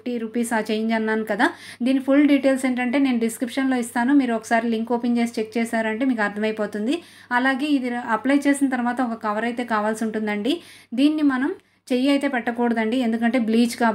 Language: Telugu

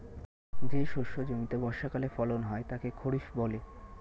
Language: Bangla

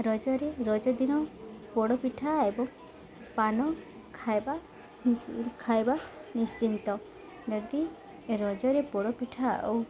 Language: Odia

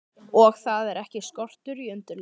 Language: Icelandic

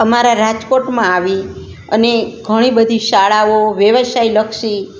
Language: Gujarati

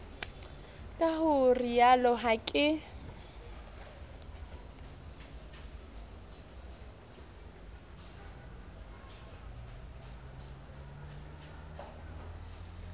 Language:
Southern Sotho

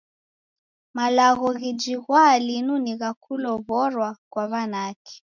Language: Taita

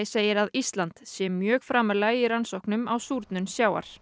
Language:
Icelandic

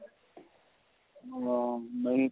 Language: Punjabi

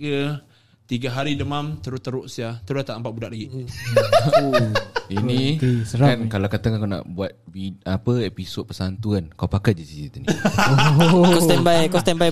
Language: Malay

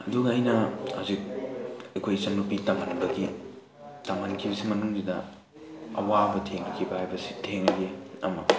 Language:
Manipuri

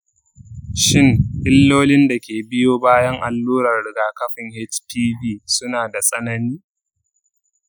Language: Hausa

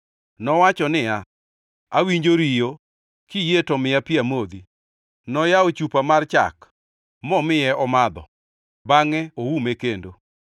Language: Luo (Kenya and Tanzania)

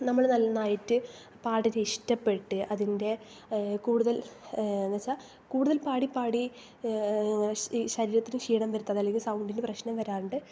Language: Malayalam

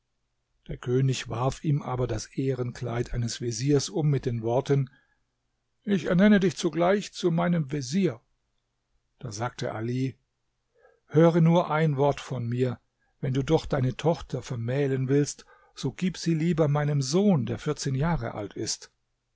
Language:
German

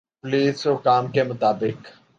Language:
Urdu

